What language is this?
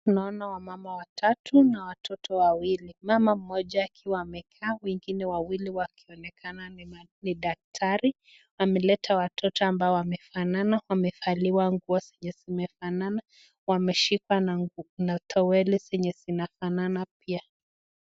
Swahili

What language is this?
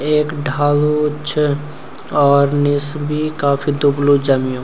Garhwali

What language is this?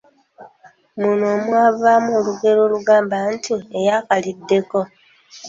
Ganda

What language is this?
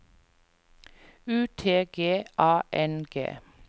Norwegian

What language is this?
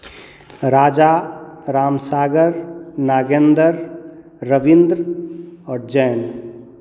Maithili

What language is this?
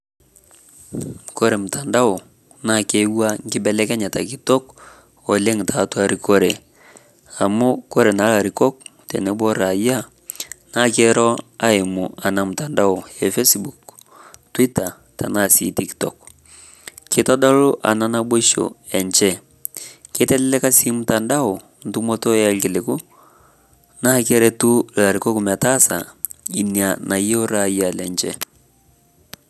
Masai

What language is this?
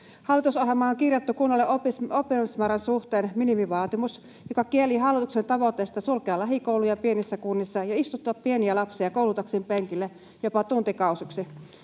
Finnish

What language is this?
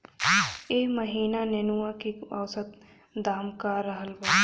Bhojpuri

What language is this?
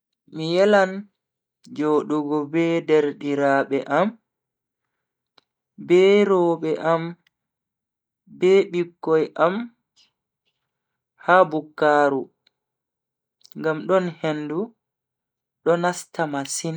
Bagirmi Fulfulde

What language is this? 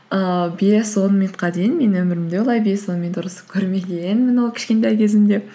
Kazakh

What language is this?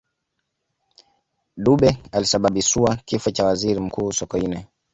Swahili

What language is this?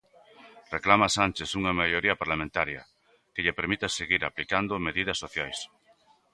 Galician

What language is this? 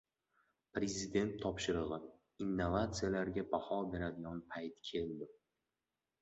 Uzbek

